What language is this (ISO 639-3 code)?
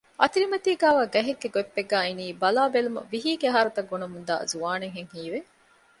div